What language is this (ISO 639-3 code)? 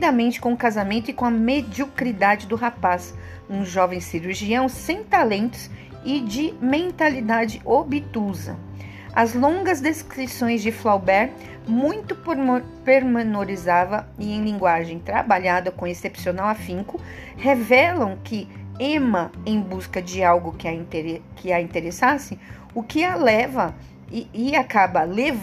por